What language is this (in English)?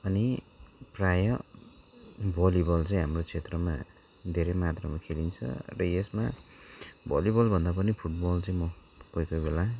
Nepali